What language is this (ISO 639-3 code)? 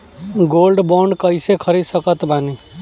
bho